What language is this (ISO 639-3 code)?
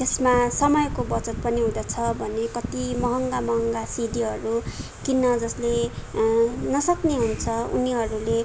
nep